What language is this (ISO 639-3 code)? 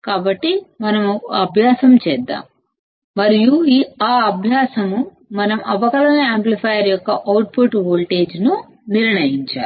tel